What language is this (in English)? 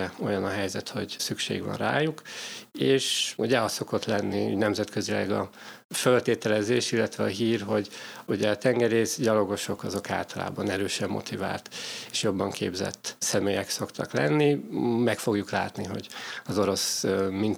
Hungarian